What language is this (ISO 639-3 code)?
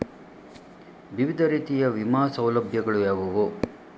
kan